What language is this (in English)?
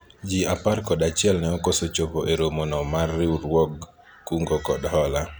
Luo (Kenya and Tanzania)